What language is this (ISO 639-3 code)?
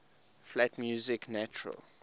eng